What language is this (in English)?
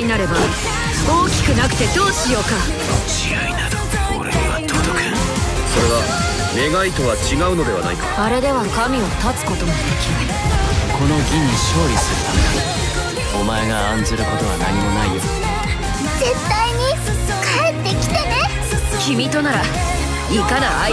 Japanese